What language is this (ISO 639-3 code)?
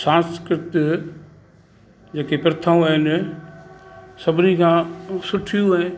snd